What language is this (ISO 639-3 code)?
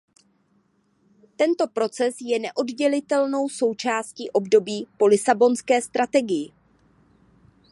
ces